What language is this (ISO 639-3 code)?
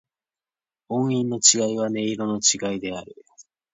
jpn